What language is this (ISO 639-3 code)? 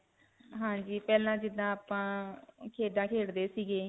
pan